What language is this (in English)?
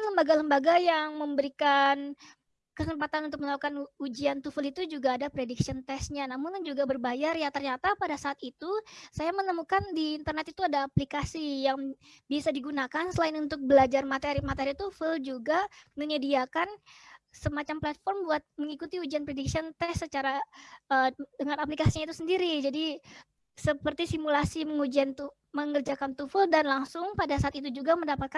Indonesian